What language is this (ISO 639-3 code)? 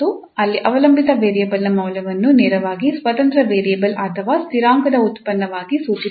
kan